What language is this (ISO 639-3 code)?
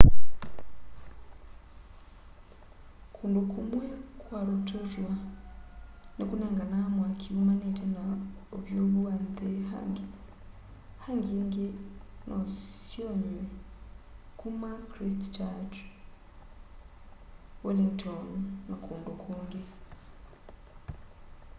kam